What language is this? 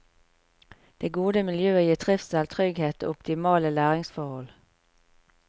Norwegian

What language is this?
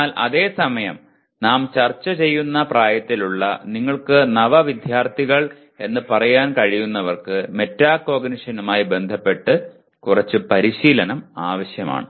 Malayalam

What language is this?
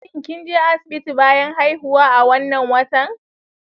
Hausa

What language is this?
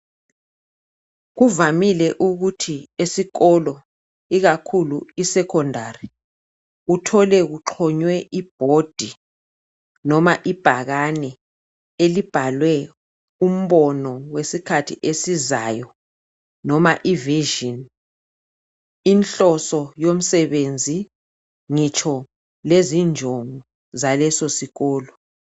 North Ndebele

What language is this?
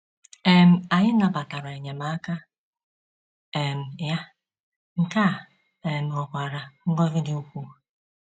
Igbo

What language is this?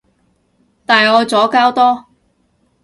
Cantonese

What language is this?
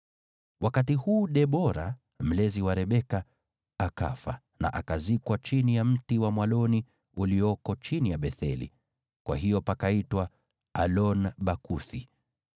Swahili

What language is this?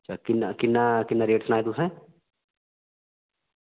Dogri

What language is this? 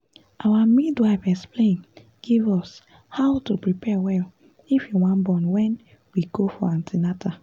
Nigerian Pidgin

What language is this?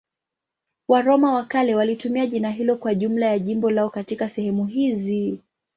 Swahili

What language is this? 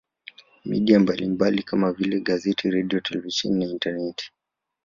Swahili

